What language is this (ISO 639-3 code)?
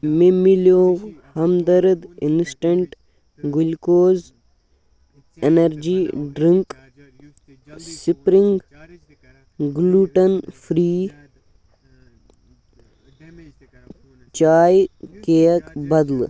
kas